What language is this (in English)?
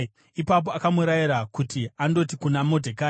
Shona